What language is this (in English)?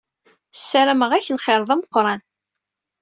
Kabyle